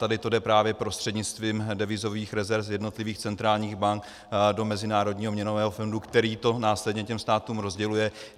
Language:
Czech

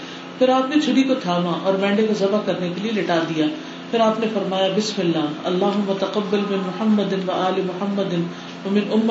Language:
Urdu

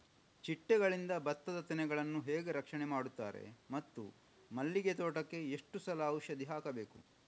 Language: Kannada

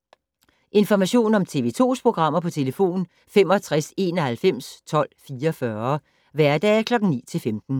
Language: Danish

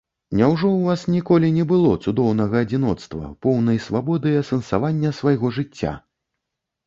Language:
Belarusian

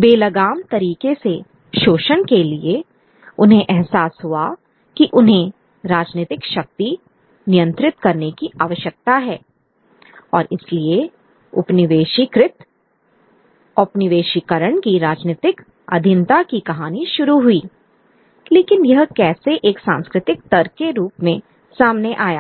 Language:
Hindi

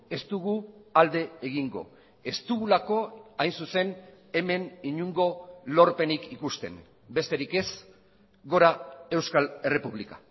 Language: Basque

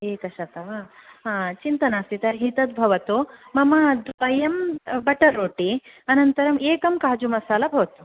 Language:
Sanskrit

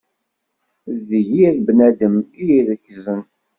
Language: Kabyle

